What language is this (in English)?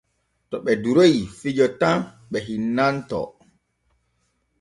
Borgu Fulfulde